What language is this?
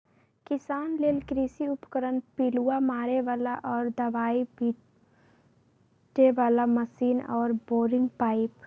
Magahi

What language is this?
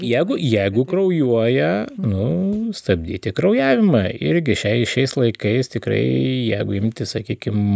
Lithuanian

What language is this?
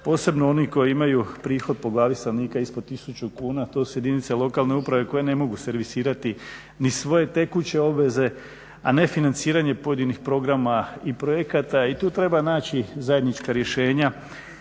Croatian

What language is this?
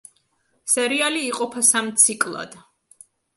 Georgian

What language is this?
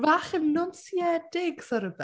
Welsh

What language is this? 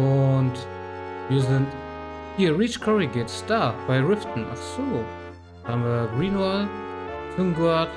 German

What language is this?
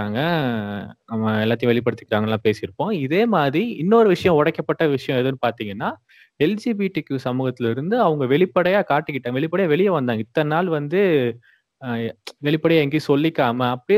Tamil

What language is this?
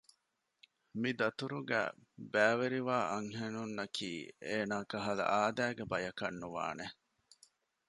Divehi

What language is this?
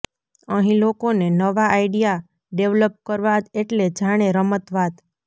Gujarati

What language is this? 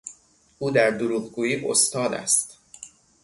Persian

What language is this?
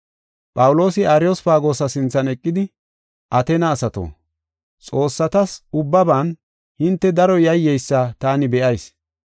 Gofa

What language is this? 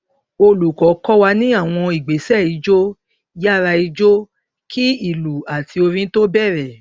Yoruba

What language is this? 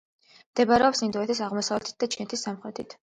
Georgian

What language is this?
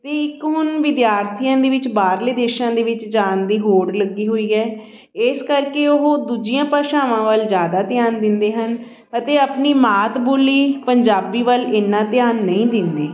Punjabi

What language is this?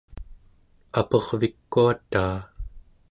Central Yupik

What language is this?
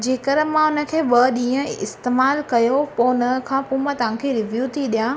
Sindhi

